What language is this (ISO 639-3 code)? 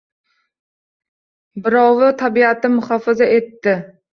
uzb